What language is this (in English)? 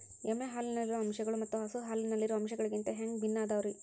Kannada